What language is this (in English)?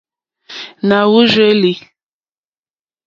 Mokpwe